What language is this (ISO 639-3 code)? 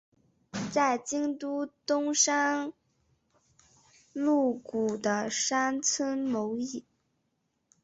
zho